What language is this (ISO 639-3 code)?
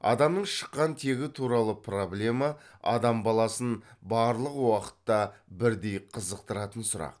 kaz